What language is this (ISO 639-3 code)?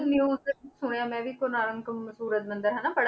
pan